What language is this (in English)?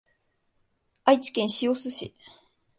Japanese